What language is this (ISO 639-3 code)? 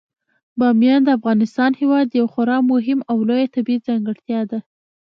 pus